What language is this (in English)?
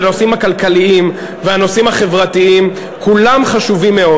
Hebrew